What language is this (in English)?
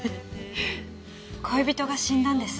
Japanese